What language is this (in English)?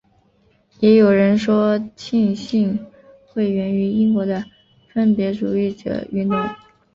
Chinese